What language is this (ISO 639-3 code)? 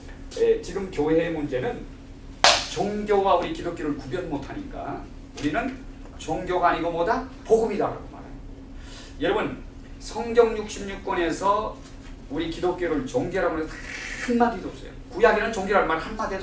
kor